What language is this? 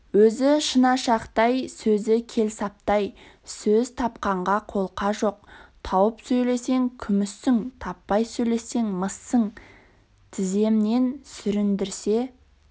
Kazakh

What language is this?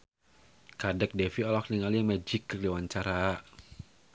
Sundanese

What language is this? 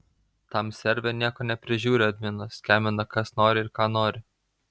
Lithuanian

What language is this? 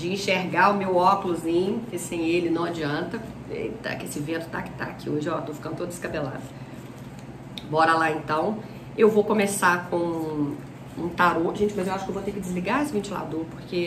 Portuguese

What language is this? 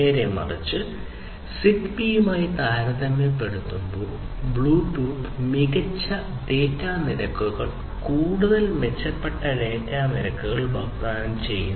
Malayalam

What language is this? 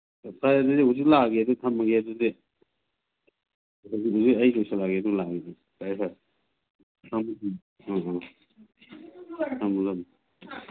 Manipuri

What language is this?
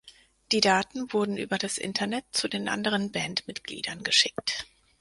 German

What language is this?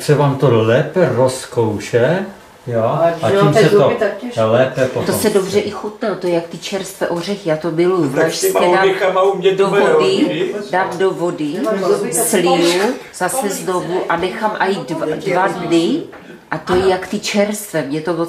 Czech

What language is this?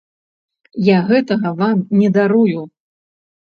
Belarusian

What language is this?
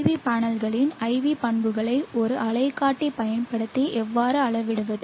Tamil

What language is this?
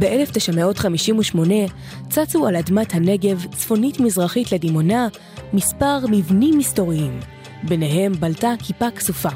Hebrew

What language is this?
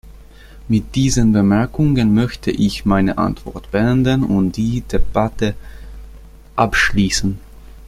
German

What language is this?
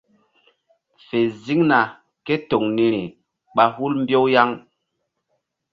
Mbum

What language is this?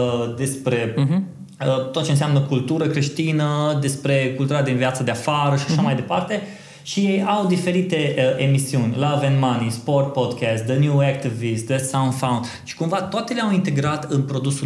Romanian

